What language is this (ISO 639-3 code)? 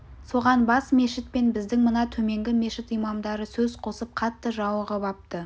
kaz